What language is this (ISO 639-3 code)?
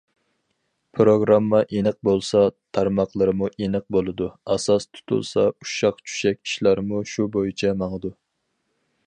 uig